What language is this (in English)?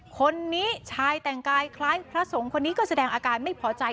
Thai